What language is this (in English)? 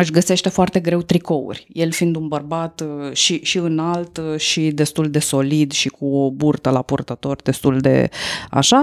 Romanian